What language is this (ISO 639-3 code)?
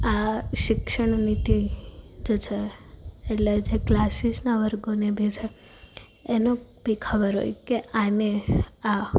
guj